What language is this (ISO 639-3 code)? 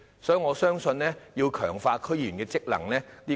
yue